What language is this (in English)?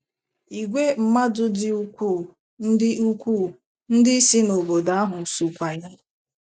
Igbo